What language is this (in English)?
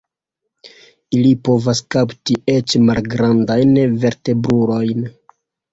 Esperanto